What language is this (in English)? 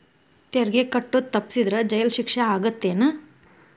Kannada